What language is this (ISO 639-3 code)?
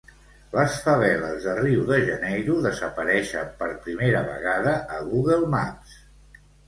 cat